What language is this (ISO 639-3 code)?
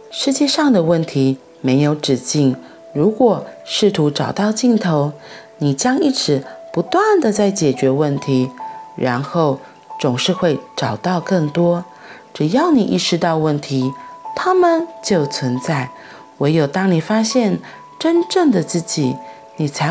zho